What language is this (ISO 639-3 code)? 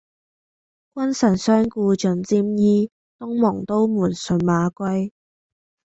yue